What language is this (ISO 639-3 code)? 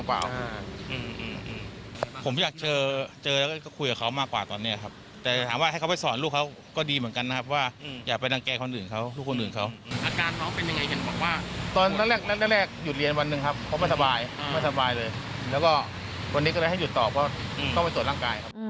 tha